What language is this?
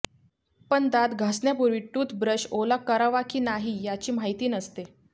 Marathi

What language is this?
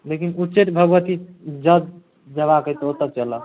Maithili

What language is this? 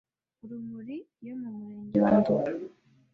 Kinyarwanda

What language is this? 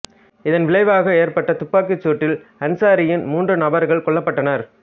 Tamil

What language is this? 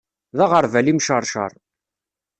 Kabyle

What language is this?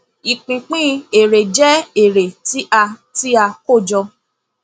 Yoruba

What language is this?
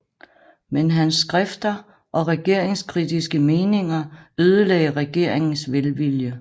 Danish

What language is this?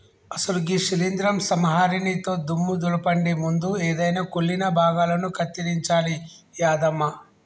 Telugu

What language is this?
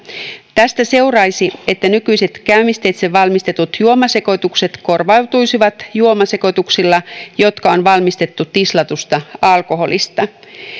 Finnish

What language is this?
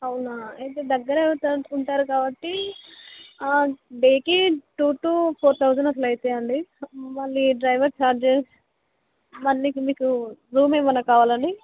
Telugu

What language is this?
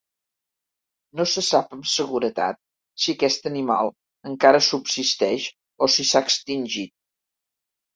Catalan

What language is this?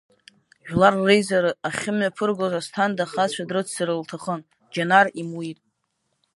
Abkhazian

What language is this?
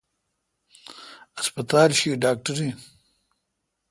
Kalkoti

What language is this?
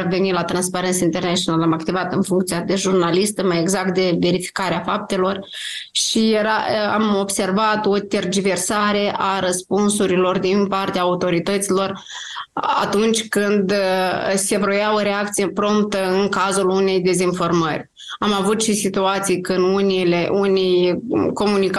Romanian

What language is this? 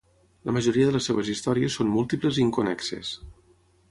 Catalan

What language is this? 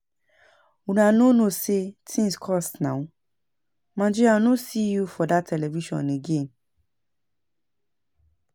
Nigerian Pidgin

